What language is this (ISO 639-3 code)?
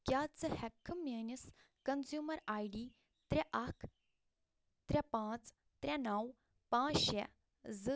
kas